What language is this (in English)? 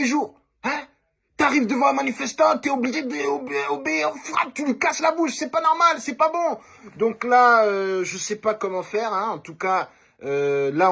French